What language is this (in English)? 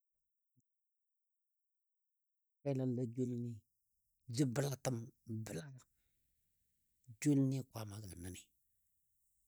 Dadiya